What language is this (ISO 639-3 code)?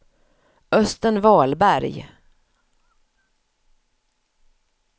swe